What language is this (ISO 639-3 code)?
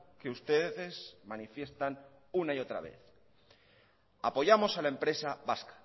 spa